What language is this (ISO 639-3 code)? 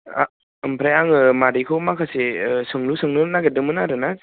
brx